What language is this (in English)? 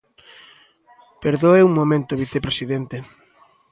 Galician